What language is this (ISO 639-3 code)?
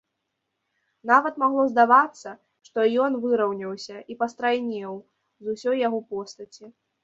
bel